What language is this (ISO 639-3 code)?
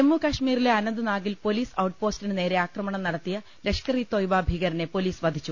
mal